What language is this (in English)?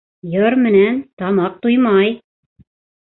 Bashkir